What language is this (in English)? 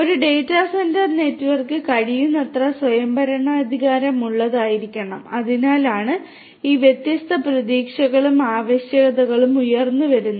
Malayalam